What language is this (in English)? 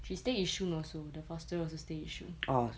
English